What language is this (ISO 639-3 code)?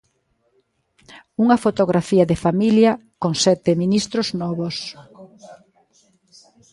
glg